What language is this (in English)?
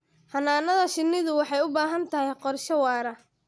Somali